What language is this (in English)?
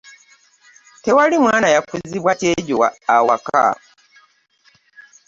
Ganda